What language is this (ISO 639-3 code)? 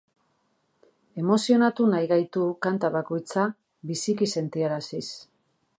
eus